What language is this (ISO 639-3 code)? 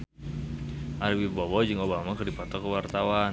sun